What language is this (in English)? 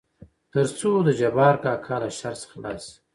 Pashto